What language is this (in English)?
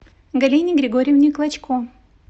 Russian